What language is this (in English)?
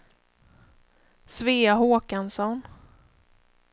Swedish